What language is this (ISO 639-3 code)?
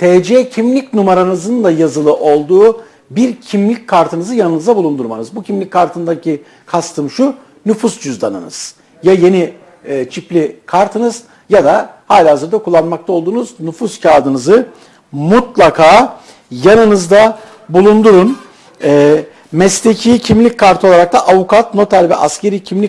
tur